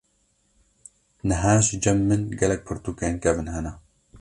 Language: Kurdish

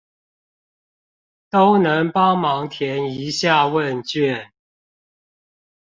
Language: Chinese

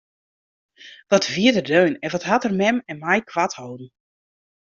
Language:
Western Frisian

